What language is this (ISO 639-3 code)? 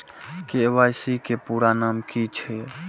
mai